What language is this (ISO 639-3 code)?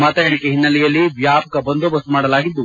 kan